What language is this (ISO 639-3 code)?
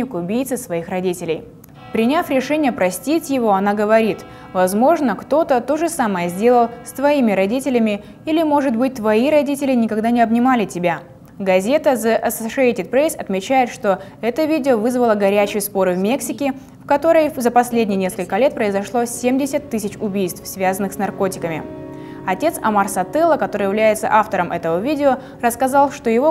rus